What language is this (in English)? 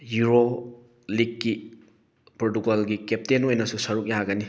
Manipuri